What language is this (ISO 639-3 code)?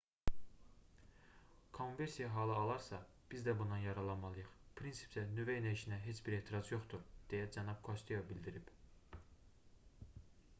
aze